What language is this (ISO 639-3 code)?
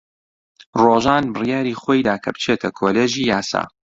ckb